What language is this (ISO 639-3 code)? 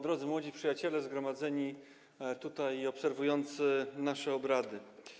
pol